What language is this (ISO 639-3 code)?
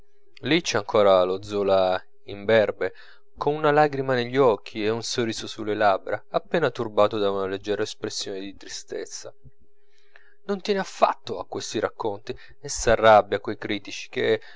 ita